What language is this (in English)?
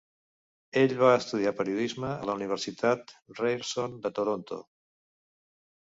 Catalan